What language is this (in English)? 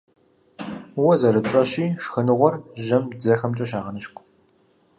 Kabardian